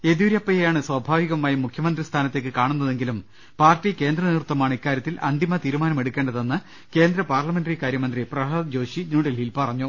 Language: Malayalam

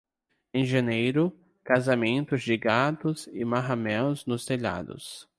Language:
Portuguese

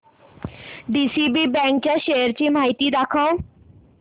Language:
Marathi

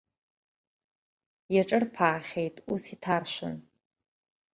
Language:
Abkhazian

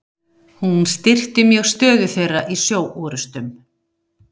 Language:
Icelandic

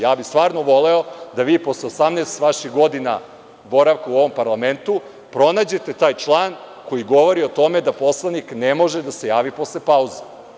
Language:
Serbian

